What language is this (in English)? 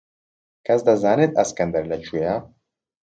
Central Kurdish